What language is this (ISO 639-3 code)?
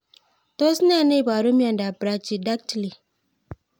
kln